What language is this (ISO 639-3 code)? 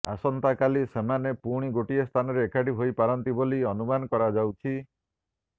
ori